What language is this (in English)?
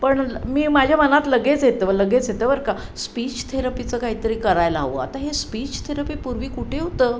Marathi